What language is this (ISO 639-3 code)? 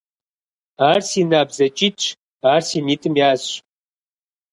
kbd